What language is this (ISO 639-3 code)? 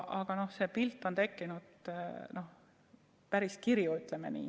est